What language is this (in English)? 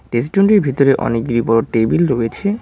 Bangla